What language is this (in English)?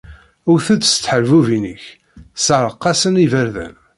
Kabyle